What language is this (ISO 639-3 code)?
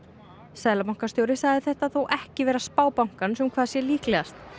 isl